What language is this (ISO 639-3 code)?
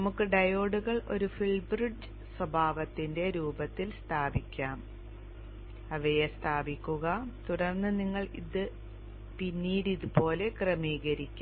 mal